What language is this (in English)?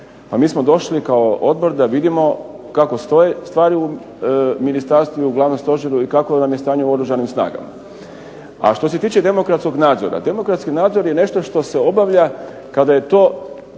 Croatian